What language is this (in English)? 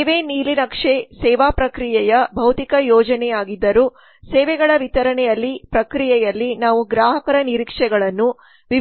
Kannada